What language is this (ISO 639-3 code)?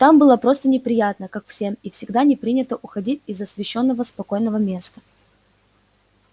rus